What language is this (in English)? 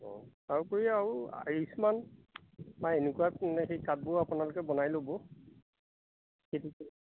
Assamese